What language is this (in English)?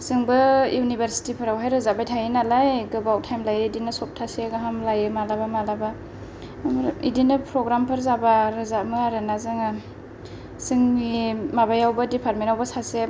Bodo